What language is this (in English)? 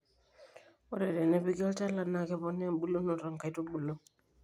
Masai